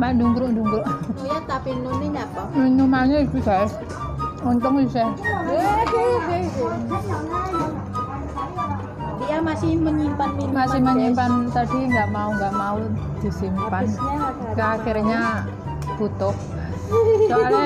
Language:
Indonesian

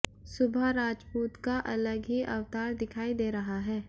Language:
Hindi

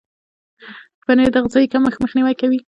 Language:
Pashto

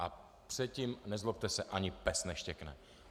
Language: Czech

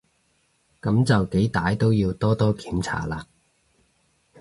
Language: Cantonese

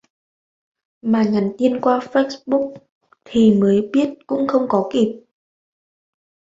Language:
Vietnamese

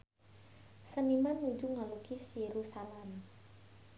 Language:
Sundanese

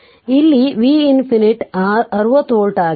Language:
Kannada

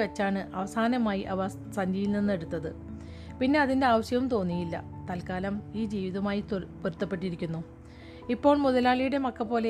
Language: Malayalam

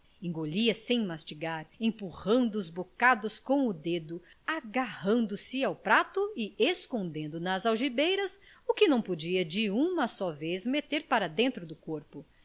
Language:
Portuguese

